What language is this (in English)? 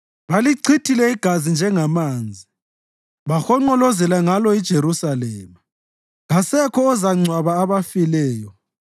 North Ndebele